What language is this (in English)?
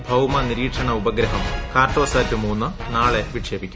Malayalam